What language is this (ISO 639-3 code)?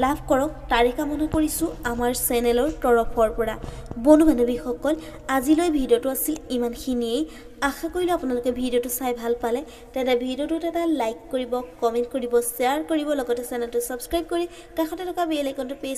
ara